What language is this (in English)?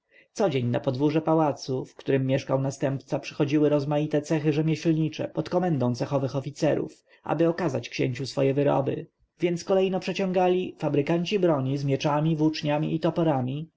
Polish